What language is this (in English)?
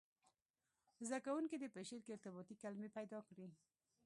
Pashto